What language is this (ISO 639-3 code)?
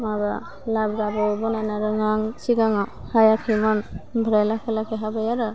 brx